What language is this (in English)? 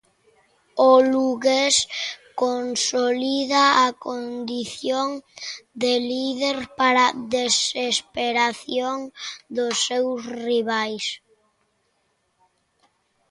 Galician